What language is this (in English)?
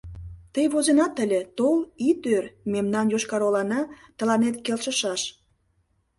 Mari